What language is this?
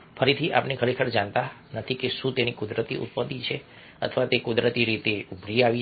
Gujarati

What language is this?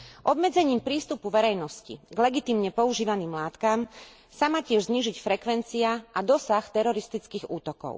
Slovak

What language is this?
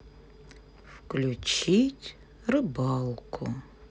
Russian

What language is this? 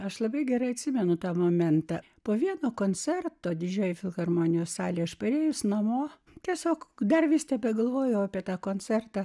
Lithuanian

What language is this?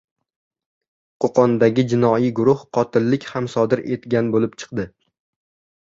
Uzbek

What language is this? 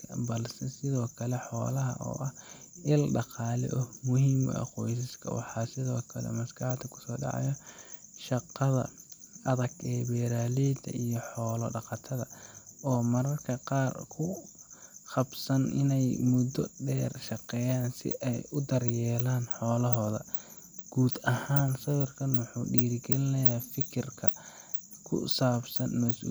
Somali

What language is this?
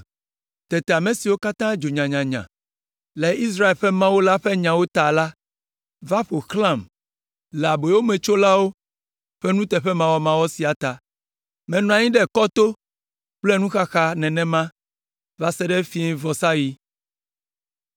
Ewe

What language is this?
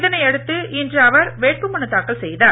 Tamil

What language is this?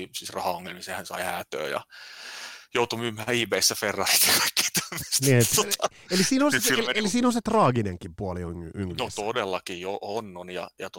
Finnish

